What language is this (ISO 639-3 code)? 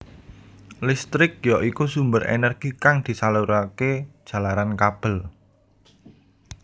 jav